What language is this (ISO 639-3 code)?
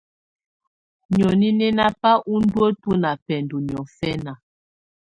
tvu